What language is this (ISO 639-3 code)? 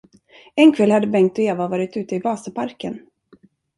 swe